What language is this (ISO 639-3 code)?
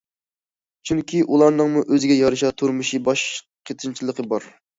uig